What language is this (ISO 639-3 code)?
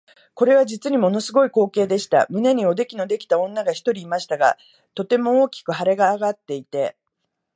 jpn